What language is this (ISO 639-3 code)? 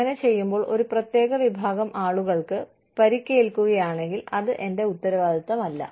mal